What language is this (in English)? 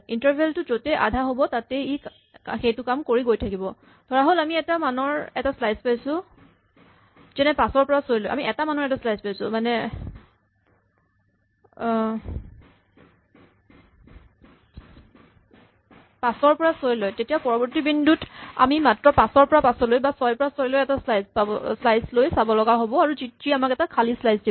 Assamese